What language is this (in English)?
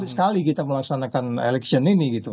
Indonesian